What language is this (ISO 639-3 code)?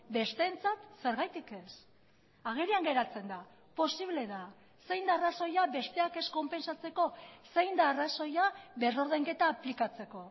eus